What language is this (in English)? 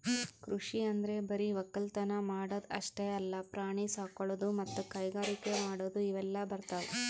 Kannada